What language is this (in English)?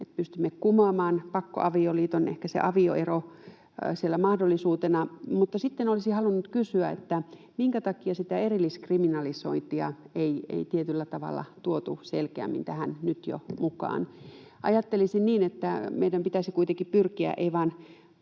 Finnish